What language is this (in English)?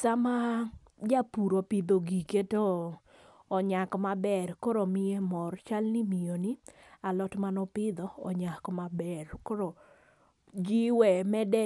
Luo (Kenya and Tanzania)